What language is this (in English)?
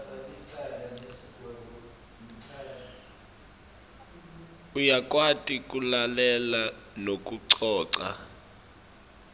Swati